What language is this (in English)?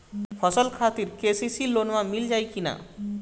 Bhojpuri